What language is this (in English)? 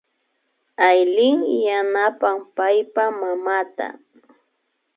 Imbabura Highland Quichua